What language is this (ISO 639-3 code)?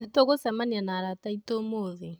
kik